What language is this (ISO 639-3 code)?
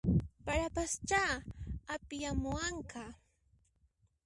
qxp